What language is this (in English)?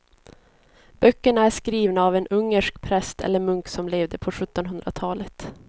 Swedish